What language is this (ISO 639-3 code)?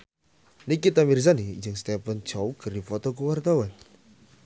sun